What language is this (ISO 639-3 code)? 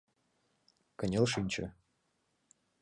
chm